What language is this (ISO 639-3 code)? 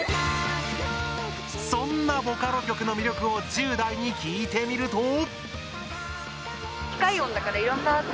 jpn